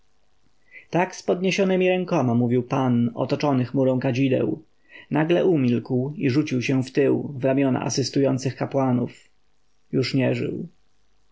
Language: Polish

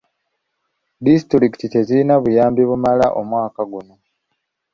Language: Ganda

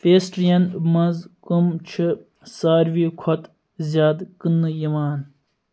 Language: Kashmiri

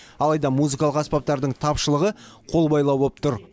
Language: Kazakh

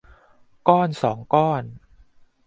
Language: Thai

